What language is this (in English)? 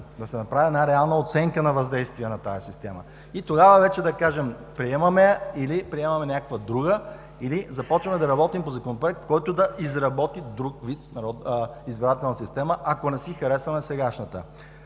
Bulgarian